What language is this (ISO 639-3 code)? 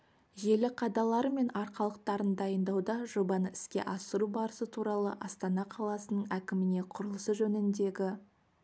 kaz